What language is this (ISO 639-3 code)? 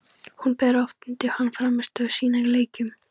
isl